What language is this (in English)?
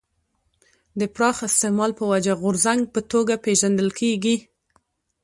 Pashto